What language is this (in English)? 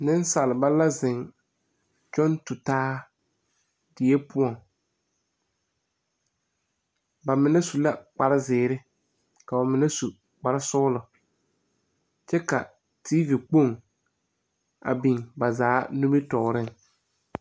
Southern Dagaare